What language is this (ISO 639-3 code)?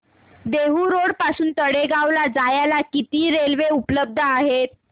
mar